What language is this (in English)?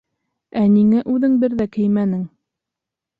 Bashkir